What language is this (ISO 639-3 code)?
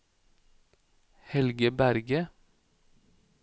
nor